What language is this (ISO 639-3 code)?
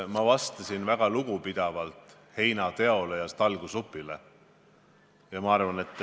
est